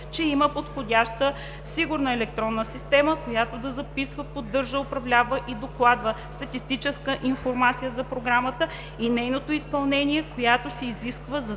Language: Bulgarian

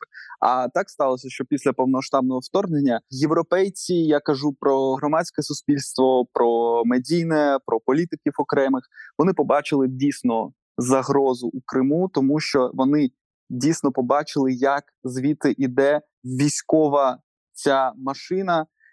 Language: Ukrainian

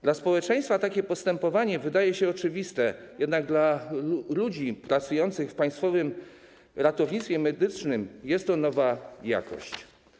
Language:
Polish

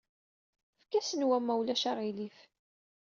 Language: Kabyle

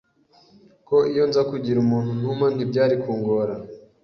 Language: Kinyarwanda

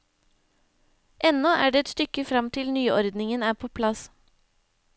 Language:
Norwegian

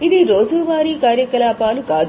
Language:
Telugu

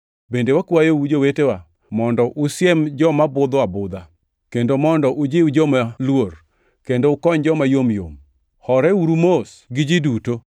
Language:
Luo (Kenya and Tanzania)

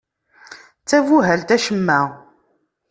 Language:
Kabyle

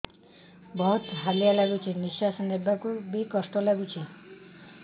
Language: Odia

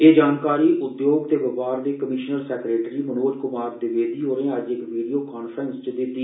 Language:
Dogri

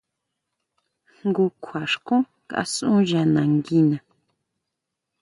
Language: Huautla Mazatec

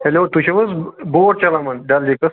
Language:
Kashmiri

